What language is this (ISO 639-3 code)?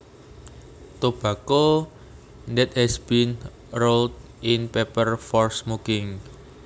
jav